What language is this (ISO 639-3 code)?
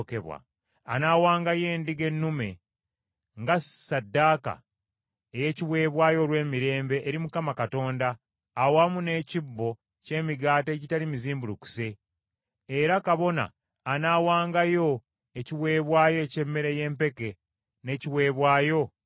lug